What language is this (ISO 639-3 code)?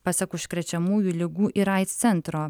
lit